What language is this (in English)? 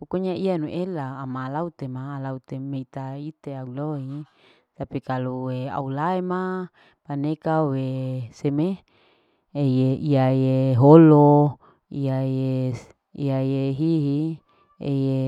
Larike-Wakasihu